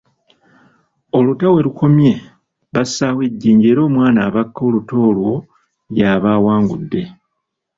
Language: Ganda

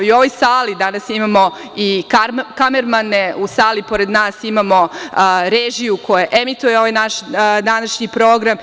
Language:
Serbian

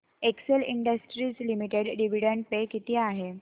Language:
Marathi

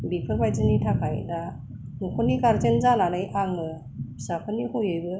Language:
Bodo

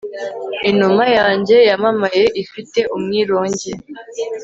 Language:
Kinyarwanda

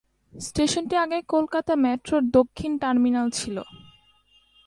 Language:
Bangla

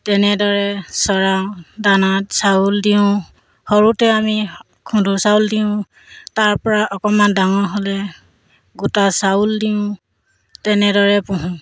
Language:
Assamese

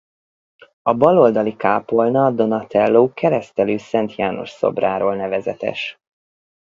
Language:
Hungarian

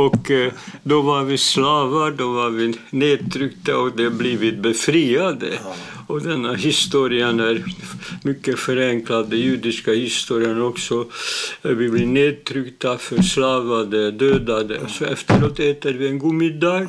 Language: Swedish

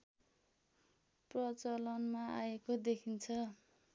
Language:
Nepali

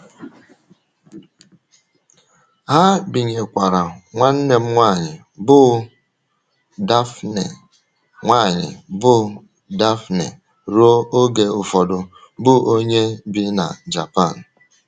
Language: Igbo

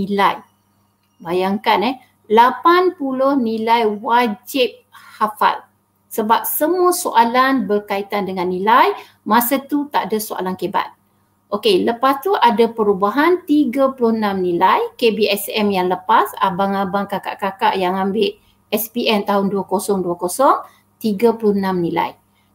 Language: Malay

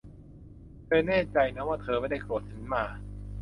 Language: Thai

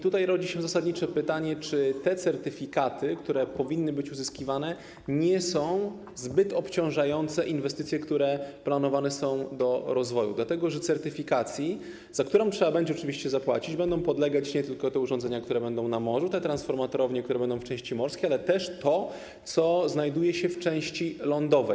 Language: Polish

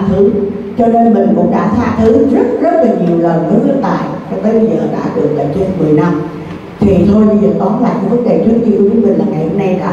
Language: Vietnamese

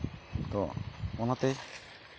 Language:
Santali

